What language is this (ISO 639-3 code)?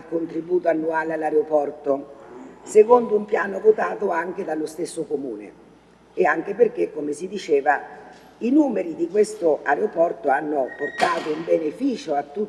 ita